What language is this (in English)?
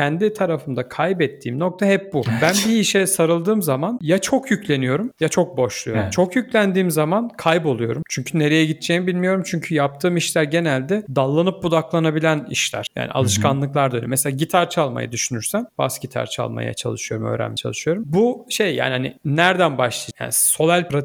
Turkish